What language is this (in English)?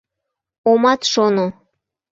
Mari